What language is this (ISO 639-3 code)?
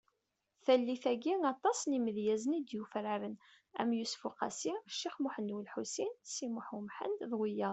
kab